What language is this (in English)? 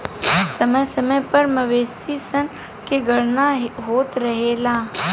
Bhojpuri